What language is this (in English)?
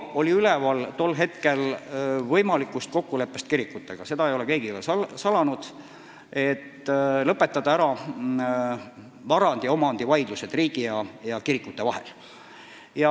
Estonian